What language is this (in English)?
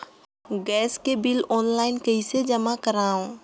Chhattisgarhi